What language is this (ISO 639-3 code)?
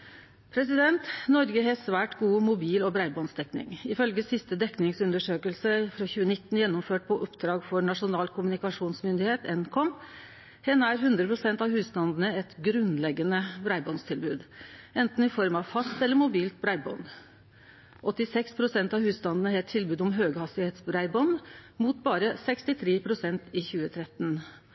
nno